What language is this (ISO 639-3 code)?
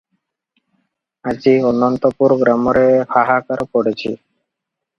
ori